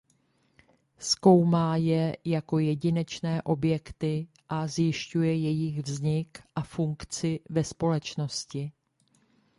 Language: Czech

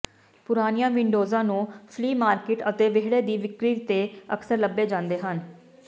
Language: Punjabi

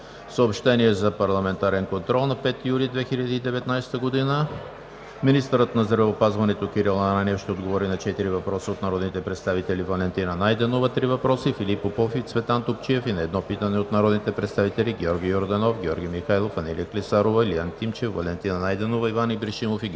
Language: Bulgarian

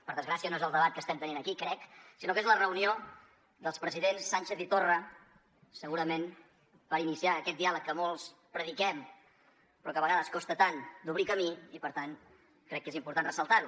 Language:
Catalan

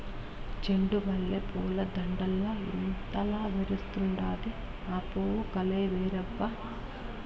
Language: Telugu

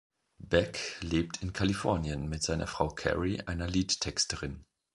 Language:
German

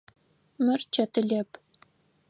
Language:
Adyghe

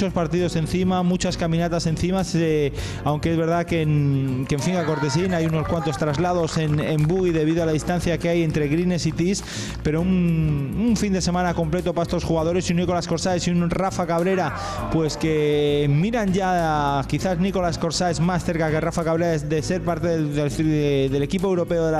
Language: Spanish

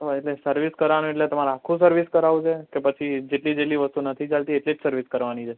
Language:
Gujarati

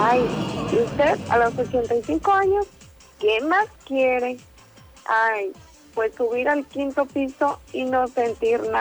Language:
Spanish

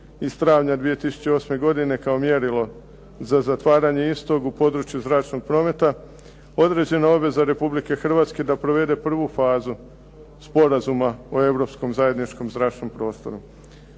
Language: Croatian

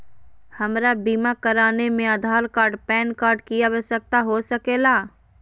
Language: Magahi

